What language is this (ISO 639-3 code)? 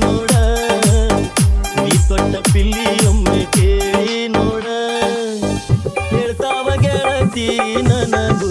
kan